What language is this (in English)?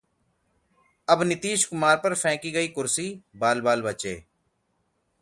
Hindi